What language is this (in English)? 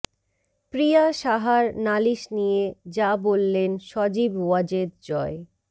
Bangla